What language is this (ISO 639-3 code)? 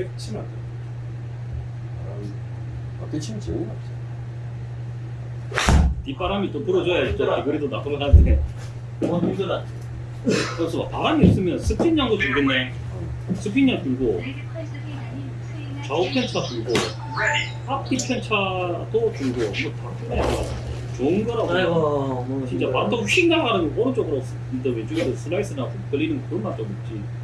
kor